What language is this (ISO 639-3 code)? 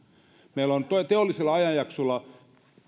fin